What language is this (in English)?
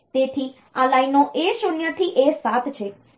Gujarati